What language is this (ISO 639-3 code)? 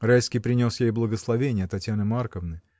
rus